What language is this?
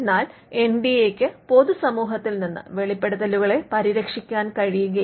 Malayalam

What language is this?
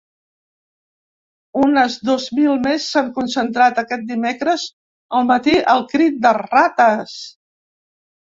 Catalan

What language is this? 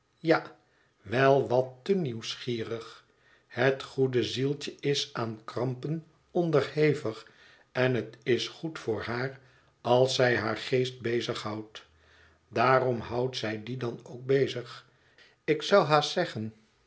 Dutch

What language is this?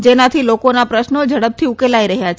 Gujarati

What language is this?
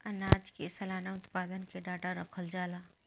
Bhojpuri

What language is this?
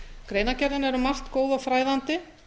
Icelandic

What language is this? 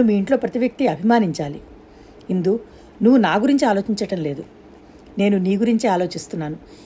Telugu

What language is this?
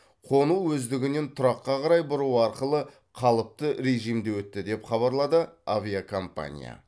Kazakh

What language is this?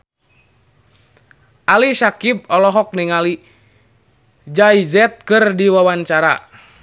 Sundanese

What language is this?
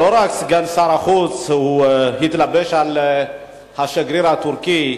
Hebrew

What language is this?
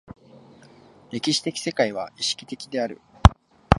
Japanese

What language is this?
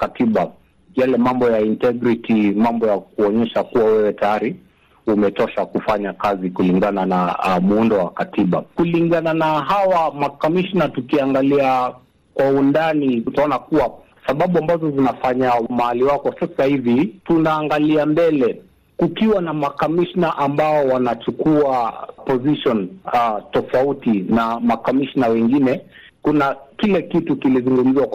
Swahili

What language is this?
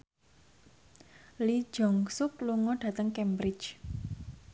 Javanese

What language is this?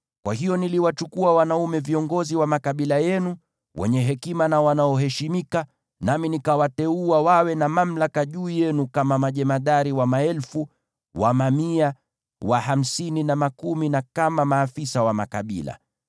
Swahili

